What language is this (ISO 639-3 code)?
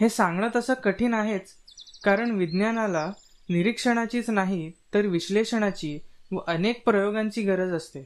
mar